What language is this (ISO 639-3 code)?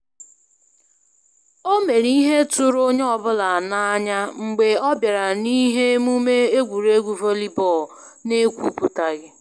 ibo